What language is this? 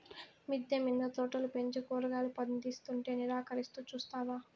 Telugu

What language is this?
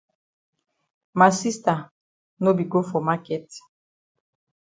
Cameroon Pidgin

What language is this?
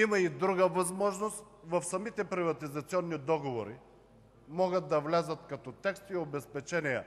Bulgarian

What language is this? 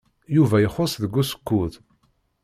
Kabyle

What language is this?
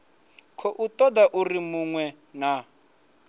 Venda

